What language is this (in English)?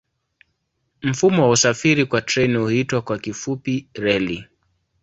Swahili